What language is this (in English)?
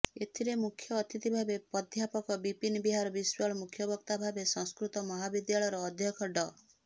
Odia